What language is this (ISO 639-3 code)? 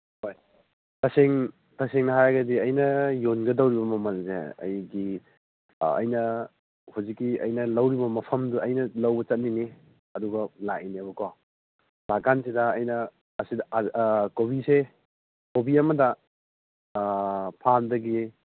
mni